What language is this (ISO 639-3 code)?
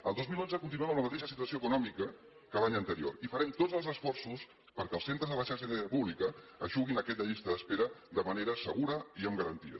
cat